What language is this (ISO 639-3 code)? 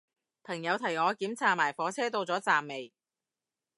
yue